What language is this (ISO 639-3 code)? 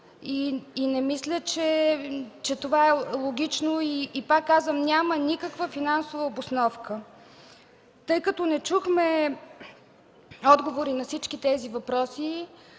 bul